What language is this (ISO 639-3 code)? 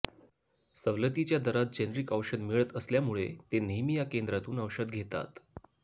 mar